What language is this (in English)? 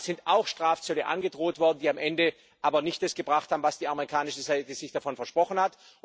German